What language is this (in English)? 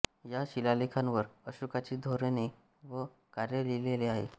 Marathi